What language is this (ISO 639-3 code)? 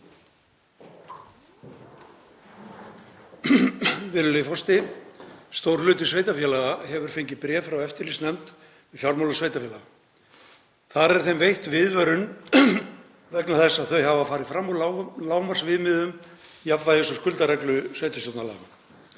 isl